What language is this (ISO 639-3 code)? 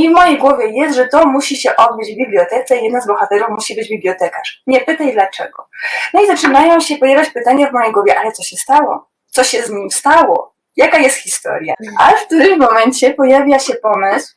pol